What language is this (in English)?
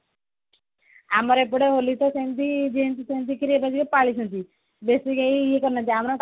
Odia